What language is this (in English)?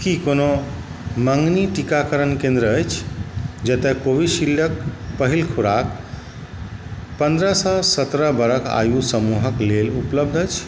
Maithili